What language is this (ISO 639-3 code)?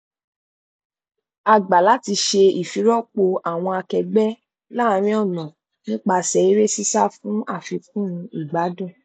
yor